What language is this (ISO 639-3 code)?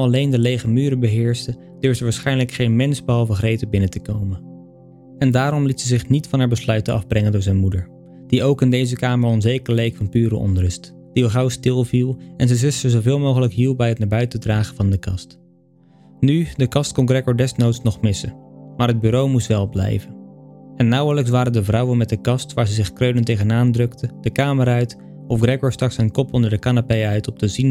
nld